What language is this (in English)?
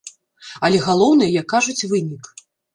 Belarusian